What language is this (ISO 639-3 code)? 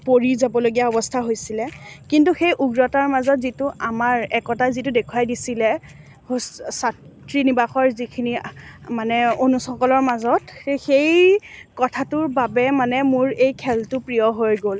asm